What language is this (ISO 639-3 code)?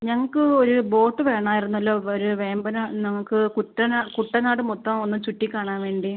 mal